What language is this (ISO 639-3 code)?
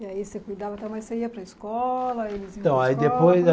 por